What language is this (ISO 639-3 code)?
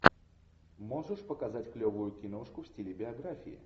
rus